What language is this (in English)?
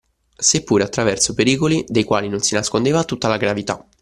Italian